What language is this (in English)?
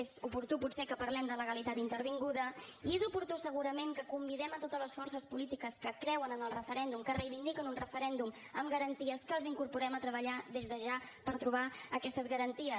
Catalan